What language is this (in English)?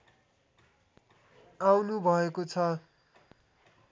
Nepali